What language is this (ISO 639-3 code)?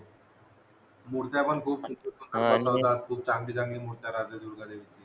mar